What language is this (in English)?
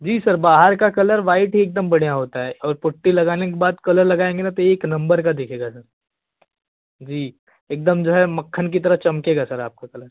Hindi